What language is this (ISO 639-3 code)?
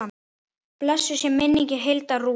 isl